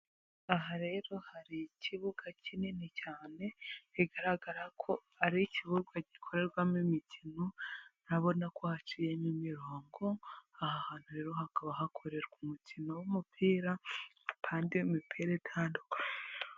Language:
Kinyarwanda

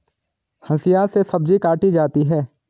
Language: Hindi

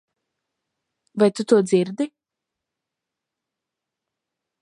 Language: Latvian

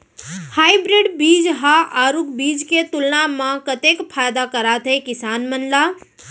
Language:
Chhattisgarhi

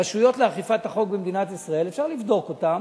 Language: Hebrew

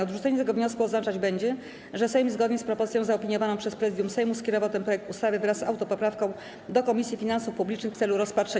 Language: Polish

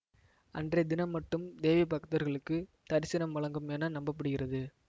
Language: Tamil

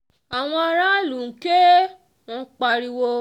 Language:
Yoruba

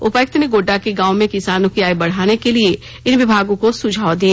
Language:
Hindi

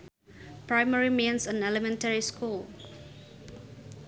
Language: Sundanese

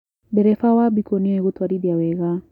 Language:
Kikuyu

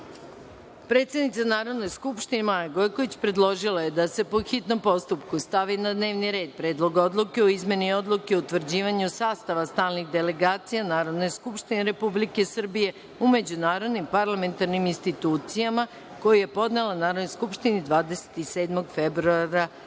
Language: Serbian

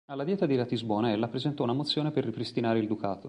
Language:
Italian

